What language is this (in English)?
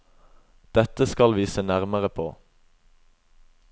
Norwegian